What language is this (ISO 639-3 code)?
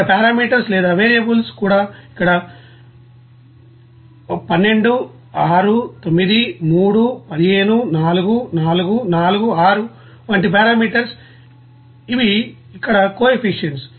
tel